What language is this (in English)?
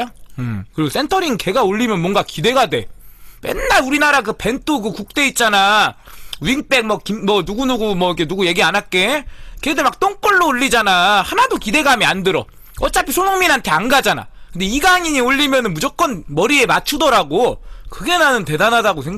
Korean